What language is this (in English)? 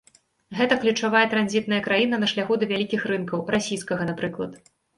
Belarusian